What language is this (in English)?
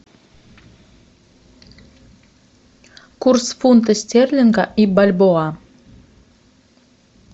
Russian